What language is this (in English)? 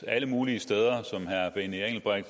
Danish